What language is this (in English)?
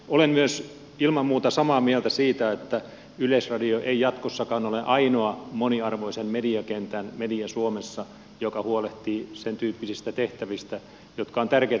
Finnish